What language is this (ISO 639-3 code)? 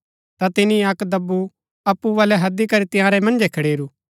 gbk